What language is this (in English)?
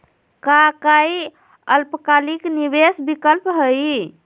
Magahi